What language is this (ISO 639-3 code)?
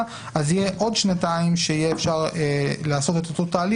heb